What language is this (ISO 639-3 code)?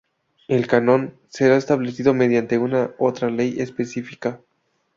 spa